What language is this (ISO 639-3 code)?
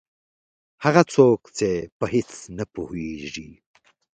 pus